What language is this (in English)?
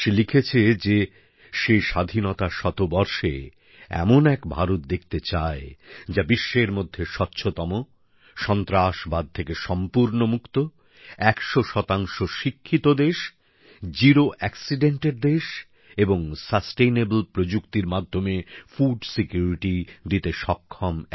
Bangla